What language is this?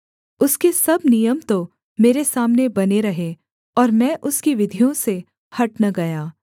Hindi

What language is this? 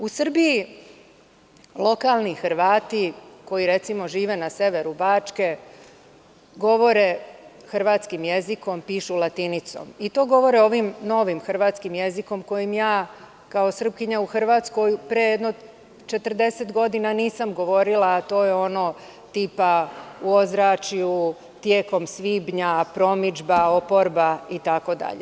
Serbian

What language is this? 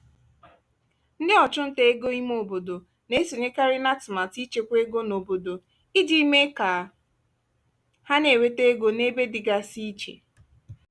Igbo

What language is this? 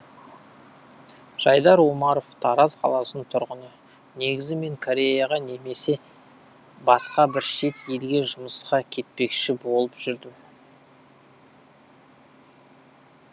Kazakh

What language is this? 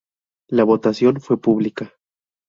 Spanish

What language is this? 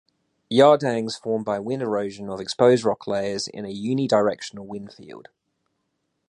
English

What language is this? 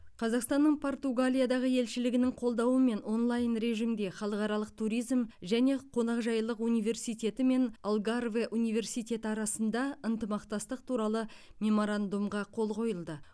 Kazakh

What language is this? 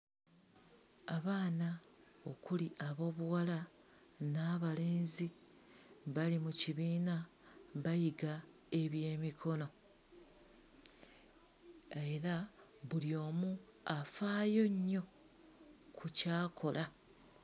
Ganda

